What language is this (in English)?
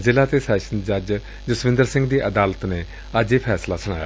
Punjabi